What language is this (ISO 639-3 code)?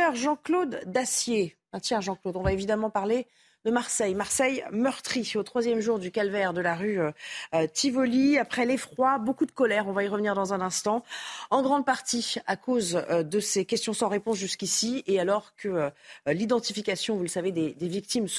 fra